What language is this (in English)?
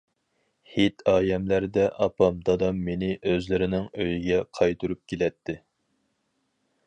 Uyghur